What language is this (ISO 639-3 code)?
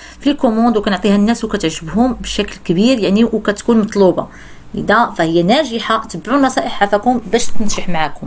ara